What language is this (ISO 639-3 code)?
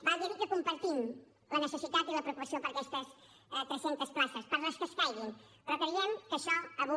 cat